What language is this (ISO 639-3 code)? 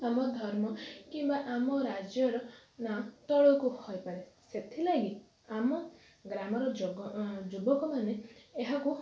ori